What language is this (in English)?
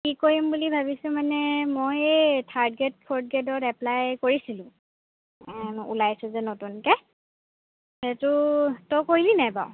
Assamese